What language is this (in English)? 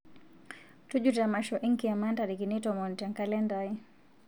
Masai